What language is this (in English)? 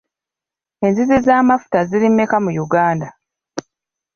Ganda